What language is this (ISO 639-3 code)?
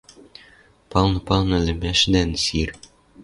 mrj